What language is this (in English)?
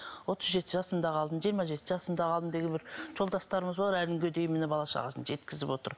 Kazakh